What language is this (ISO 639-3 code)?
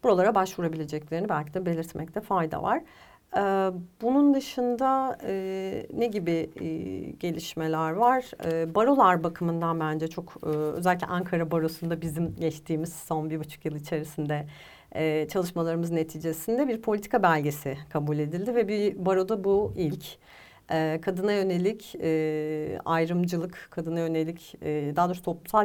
tur